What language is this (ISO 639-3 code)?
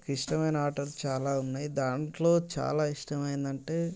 tel